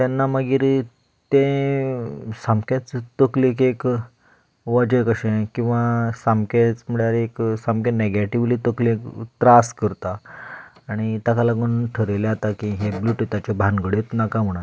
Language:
Konkani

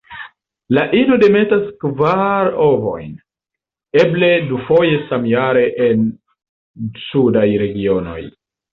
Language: Esperanto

